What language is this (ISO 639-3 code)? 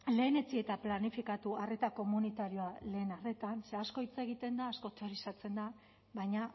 eus